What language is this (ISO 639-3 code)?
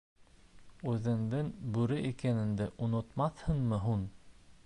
bak